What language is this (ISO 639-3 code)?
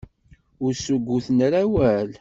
kab